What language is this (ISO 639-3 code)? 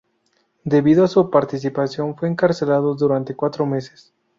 spa